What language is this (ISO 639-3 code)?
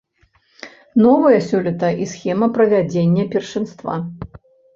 bel